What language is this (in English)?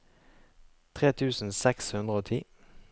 Norwegian